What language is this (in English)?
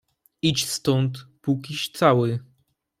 Polish